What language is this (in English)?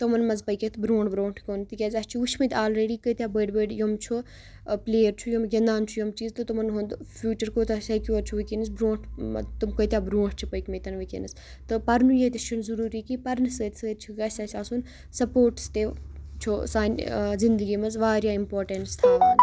Kashmiri